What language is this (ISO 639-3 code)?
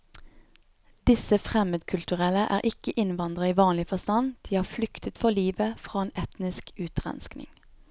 nor